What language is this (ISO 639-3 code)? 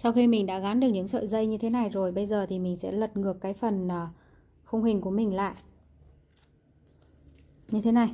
vie